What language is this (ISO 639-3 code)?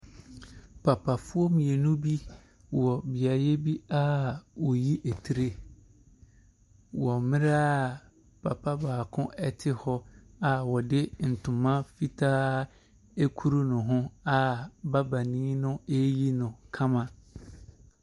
aka